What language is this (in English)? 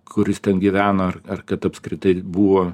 Lithuanian